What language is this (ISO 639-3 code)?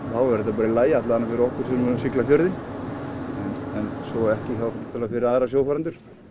isl